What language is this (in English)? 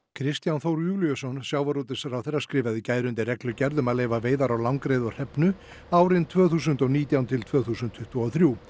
Icelandic